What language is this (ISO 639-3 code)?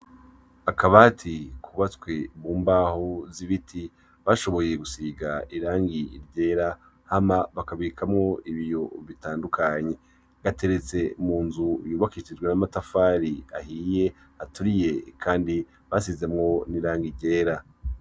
run